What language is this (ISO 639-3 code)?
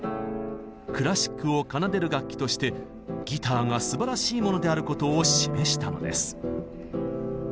jpn